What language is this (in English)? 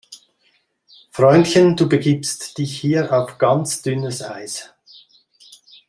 German